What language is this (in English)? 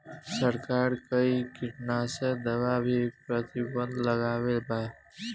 Bhojpuri